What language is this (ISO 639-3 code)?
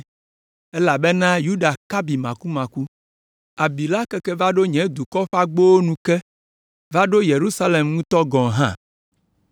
ewe